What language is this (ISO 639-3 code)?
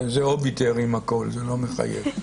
heb